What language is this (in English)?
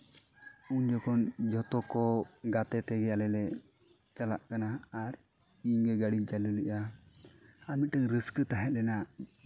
Santali